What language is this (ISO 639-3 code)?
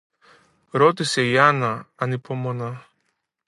ell